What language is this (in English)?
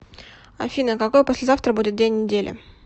Russian